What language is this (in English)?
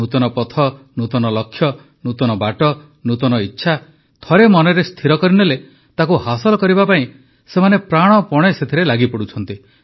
Odia